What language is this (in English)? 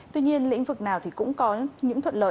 Vietnamese